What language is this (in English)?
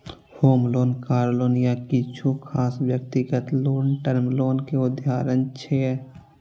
Maithili